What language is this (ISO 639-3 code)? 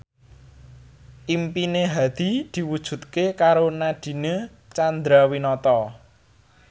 jav